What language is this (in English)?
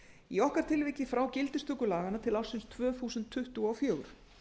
Icelandic